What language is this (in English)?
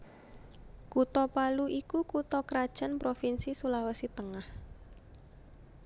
Javanese